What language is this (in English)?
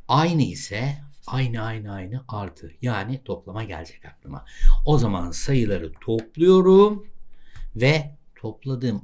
Turkish